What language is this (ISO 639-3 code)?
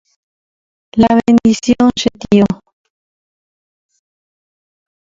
grn